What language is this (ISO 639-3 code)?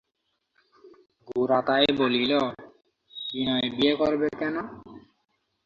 ben